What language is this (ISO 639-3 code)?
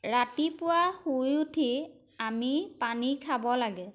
asm